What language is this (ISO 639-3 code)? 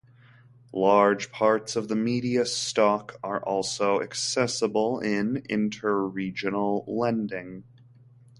eng